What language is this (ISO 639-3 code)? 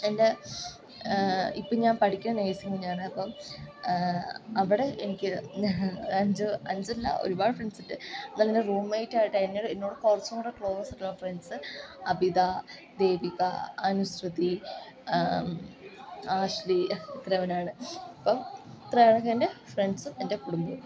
mal